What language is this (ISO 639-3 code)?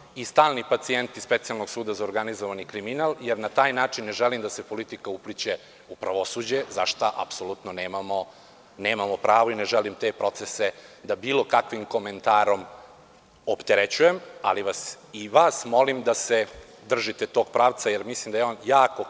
srp